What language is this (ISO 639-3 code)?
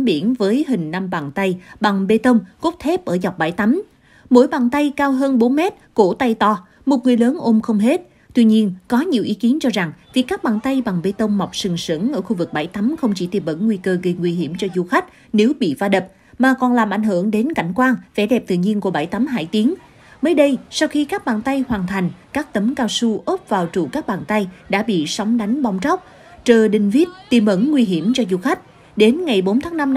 vie